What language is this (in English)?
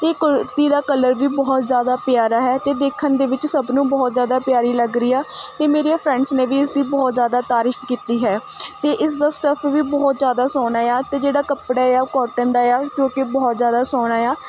Punjabi